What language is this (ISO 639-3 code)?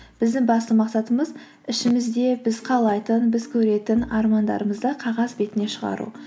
kaz